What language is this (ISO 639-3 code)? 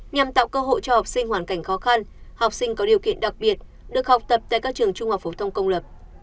vie